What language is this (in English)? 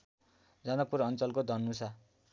Nepali